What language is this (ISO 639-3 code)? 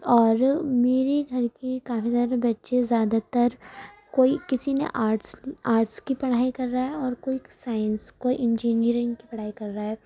urd